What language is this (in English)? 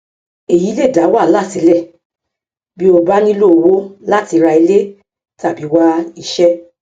Yoruba